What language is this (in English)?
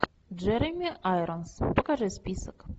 Russian